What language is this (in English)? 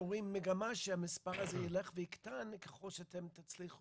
Hebrew